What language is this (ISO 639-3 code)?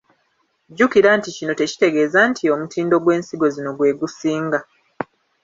lug